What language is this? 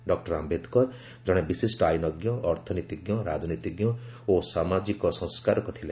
Odia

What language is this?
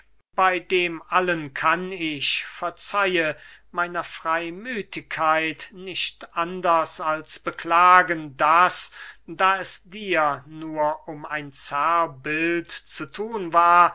German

